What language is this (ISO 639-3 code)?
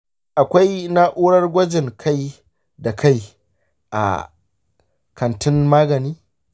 hau